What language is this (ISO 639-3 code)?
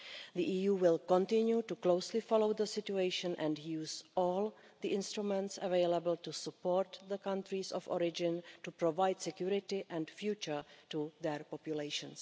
eng